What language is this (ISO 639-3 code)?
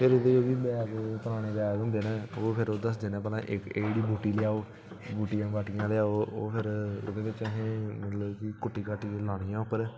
doi